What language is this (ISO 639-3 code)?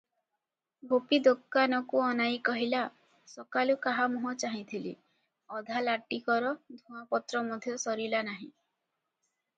ori